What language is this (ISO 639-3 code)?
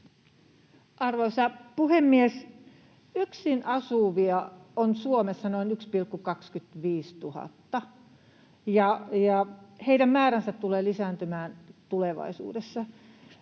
fin